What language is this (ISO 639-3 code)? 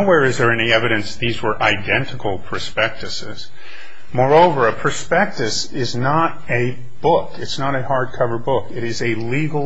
eng